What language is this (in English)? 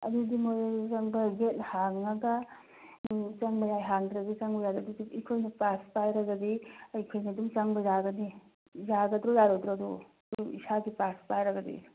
Manipuri